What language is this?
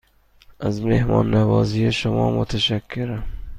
Persian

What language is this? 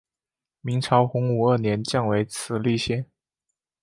Chinese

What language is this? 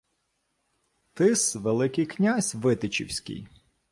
Ukrainian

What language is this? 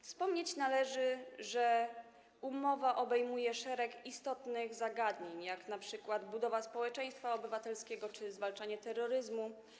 Polish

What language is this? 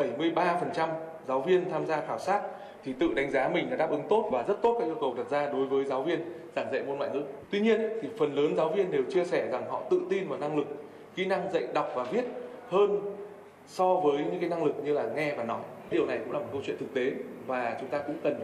Vietnamese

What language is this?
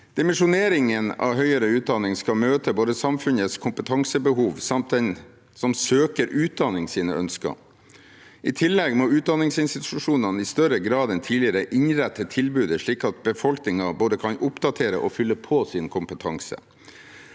Norwegian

